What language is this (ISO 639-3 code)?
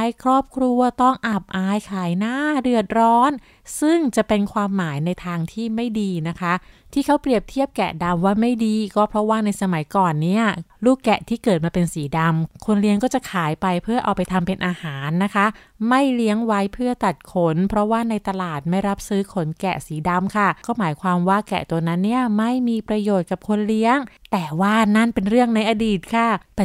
tha